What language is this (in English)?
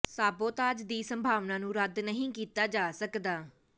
Punjabi